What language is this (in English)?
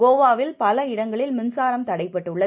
Tamil